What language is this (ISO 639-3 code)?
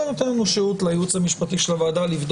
heb